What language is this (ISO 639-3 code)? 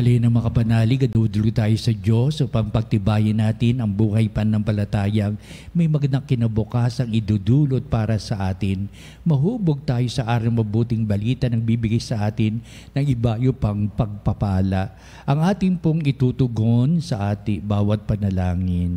fil